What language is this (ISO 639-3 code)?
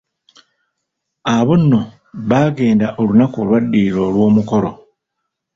lug